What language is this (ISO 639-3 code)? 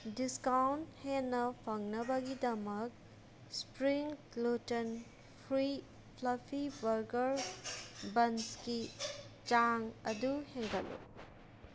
mni